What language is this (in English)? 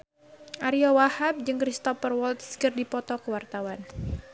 Sundanese